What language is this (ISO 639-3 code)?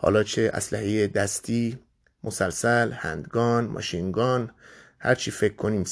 fas